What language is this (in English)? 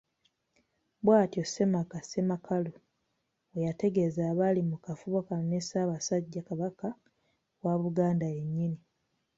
Ganda